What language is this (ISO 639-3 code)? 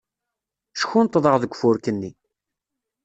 kab